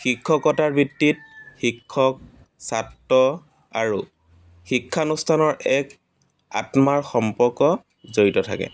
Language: Assamese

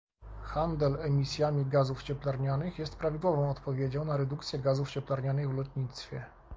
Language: Polish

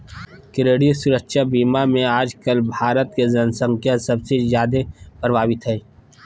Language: Magahi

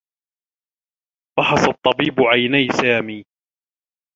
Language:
Arabic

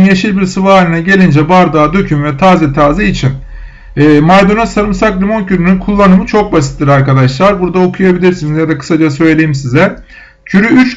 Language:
Turkish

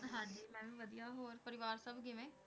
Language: Punjabi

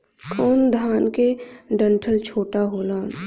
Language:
Bhojpuri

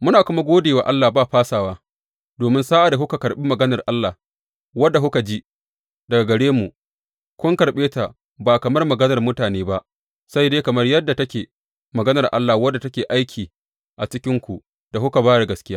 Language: Hausa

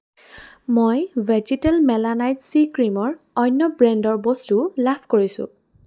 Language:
Assamese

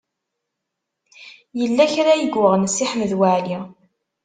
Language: Kabyle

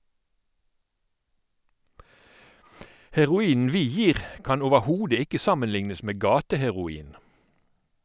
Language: Norwegian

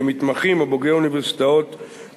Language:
Hebrew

